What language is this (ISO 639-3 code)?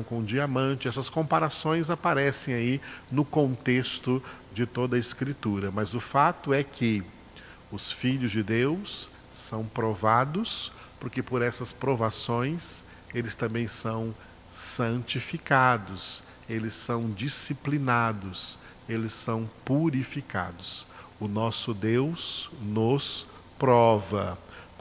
por